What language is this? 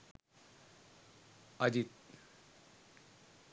Sinhala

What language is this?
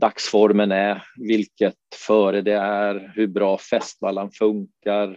Swedish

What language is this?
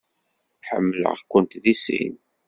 Kabyle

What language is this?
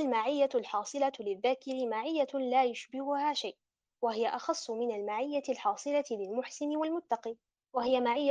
Arabic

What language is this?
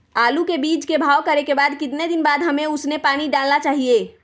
Magahi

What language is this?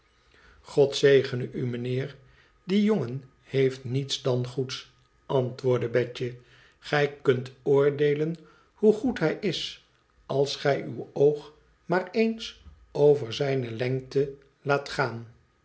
Dutch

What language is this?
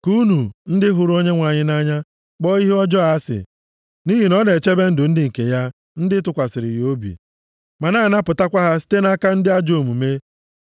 Igbo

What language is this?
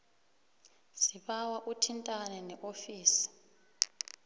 South Ndebele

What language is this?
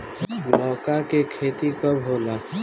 Bhojpuri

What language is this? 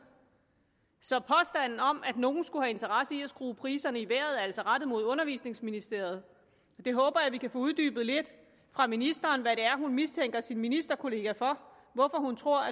Danish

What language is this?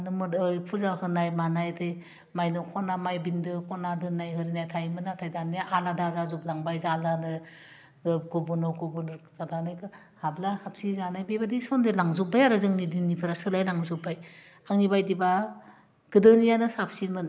Bodo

